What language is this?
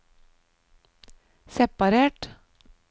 Norwegian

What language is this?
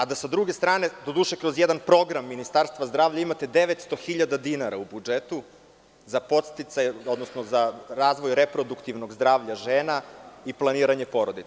Serbian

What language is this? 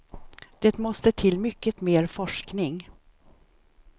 Swedish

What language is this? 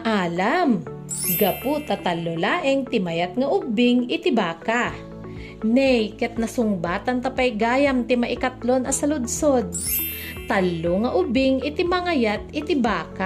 Filipino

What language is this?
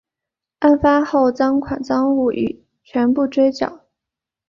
Chinese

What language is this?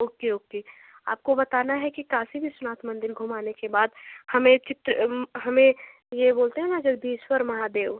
Hindi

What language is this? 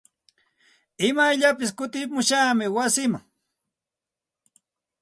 Santa Ana de Tusi Pasco Quechua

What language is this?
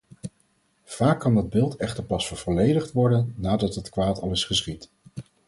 Dutch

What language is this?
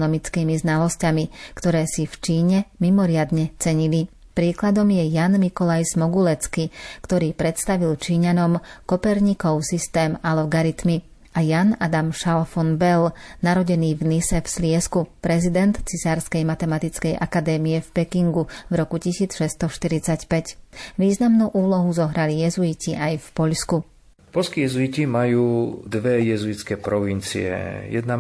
Slovak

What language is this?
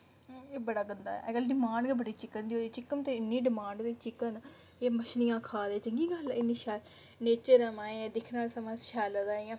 Dogri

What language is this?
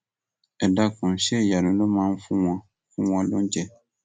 Yoruba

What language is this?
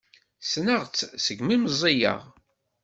Kabyle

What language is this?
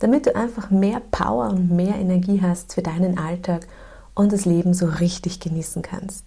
German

